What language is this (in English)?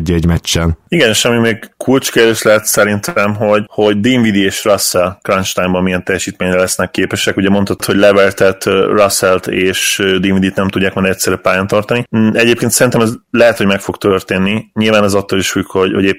Hungarian